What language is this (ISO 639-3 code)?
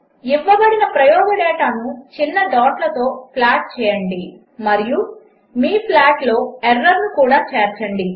tel